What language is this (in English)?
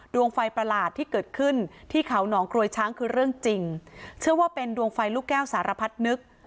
Thai